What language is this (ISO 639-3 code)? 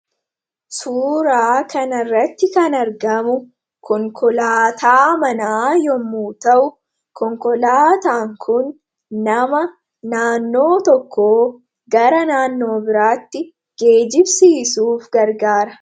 orm